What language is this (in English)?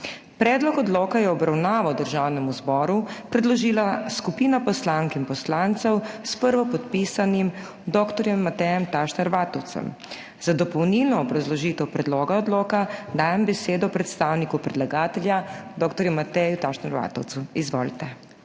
Slovenian